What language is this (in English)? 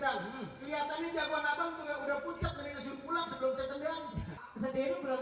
Indonesian